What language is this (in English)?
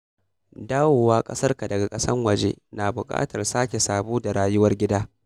Hausa